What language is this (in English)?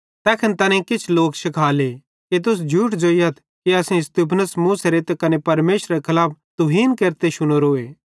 Bhadrawahi